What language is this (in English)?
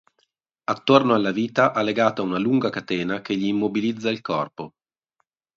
Italian